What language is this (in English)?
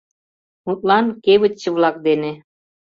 Mari